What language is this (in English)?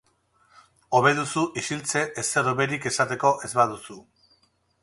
Basque